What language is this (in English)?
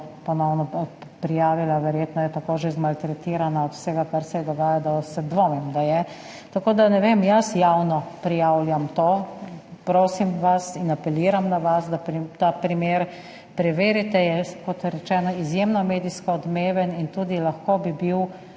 Slovenian